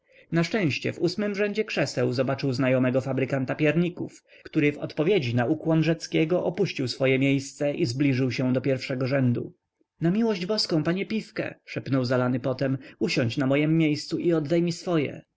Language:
Polish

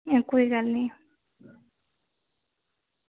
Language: Dogri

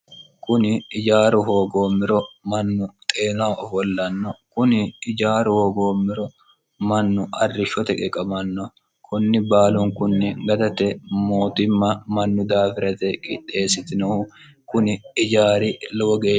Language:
Sidamo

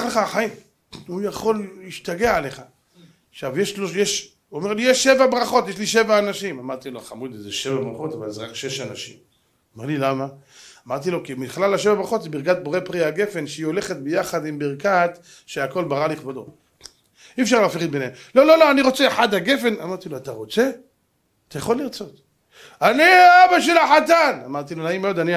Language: Hebrew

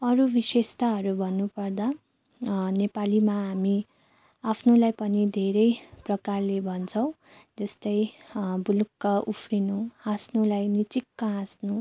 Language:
Nepali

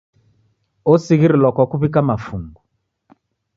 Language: Taita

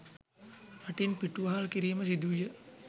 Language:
Sinhala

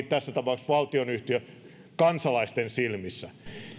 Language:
Finnish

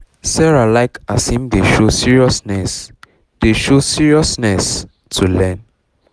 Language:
Nigerian Pidgin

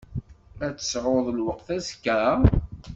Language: Kabyle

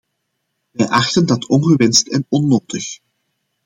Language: Dutch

